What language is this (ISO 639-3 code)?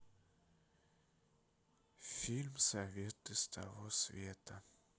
rus